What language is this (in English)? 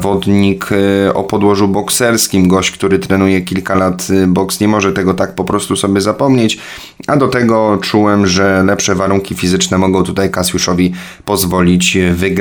Polish